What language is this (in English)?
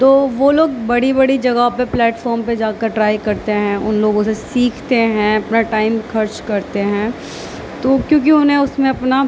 Urdu